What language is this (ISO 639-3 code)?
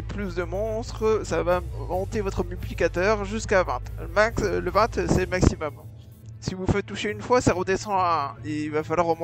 fra